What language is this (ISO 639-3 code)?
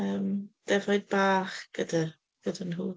cym